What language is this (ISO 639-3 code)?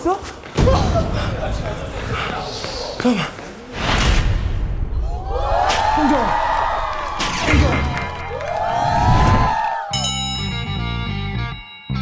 kor